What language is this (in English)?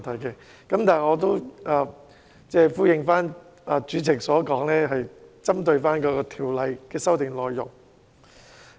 Cantonese